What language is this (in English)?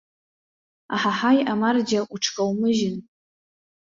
Abkhazian